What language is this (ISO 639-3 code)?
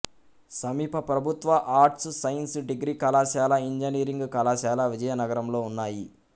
tel